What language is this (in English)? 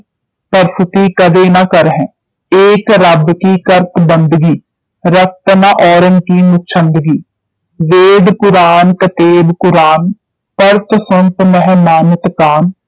Punjabi